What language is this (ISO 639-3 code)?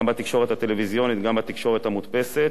heb